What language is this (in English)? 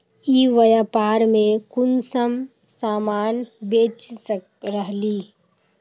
Magahi